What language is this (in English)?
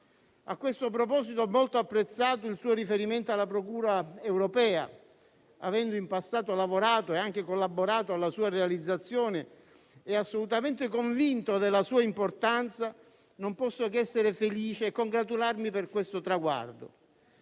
Italian